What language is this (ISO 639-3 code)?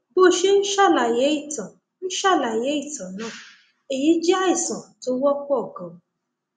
yor